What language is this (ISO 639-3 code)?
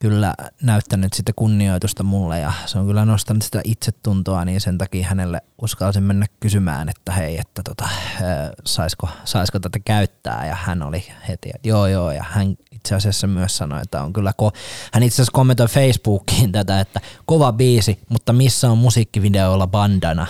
fin